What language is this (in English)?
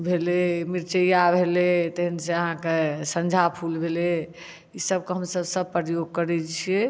Maithili